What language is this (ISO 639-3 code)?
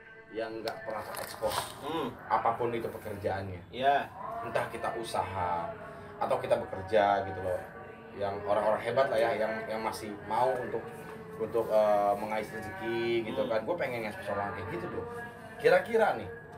ind